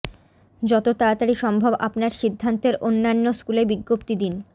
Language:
Bangla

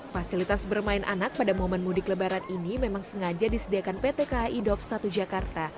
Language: Indonesian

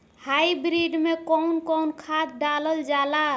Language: Bhojpuri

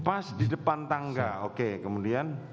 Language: Indonesian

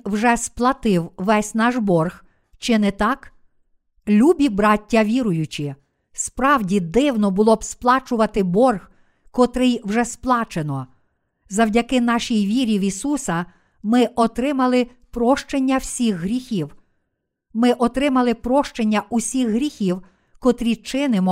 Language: Ukrainian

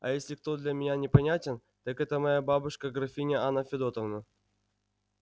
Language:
Russian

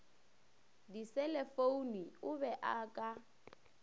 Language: Northern Sotho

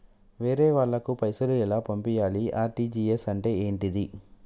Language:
Telugu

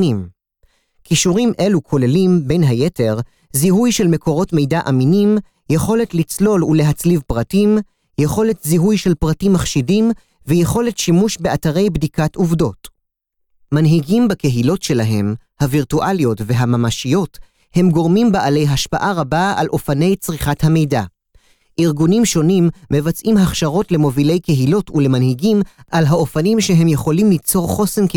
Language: Hebrew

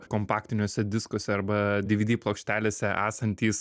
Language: Lithuanian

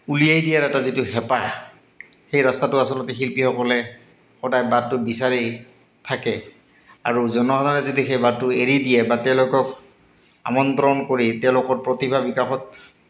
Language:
Assamese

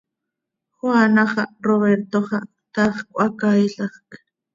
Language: Seri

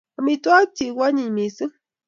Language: Kalenjin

